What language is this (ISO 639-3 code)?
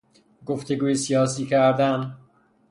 fas